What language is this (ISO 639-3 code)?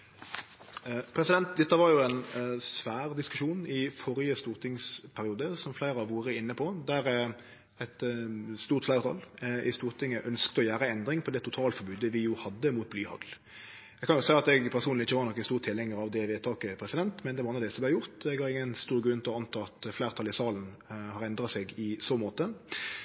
nno